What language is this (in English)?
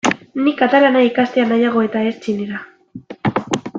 Basque